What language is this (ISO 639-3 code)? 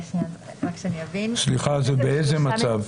heb